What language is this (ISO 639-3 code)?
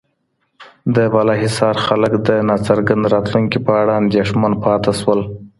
pus